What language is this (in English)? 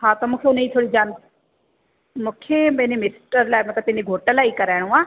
Sindhi